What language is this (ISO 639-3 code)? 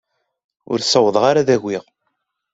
kab